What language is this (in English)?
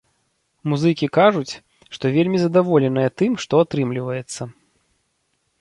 Belarusian